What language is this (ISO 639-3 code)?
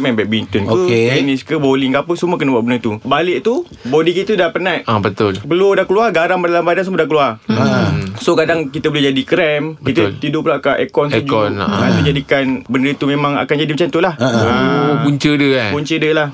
msa